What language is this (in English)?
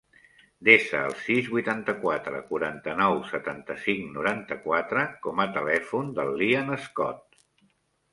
Catalan